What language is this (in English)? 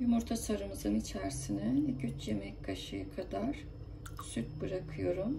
Turkish